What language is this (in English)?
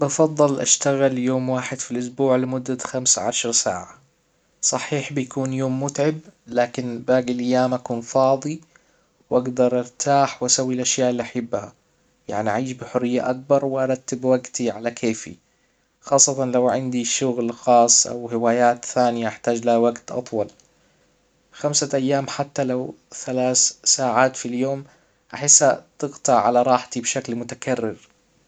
Hijazi Arabic